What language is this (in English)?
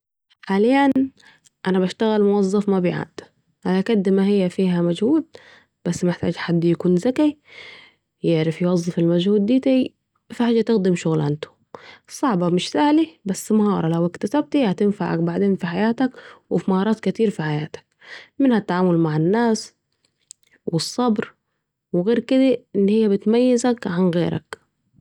Saidi Arabic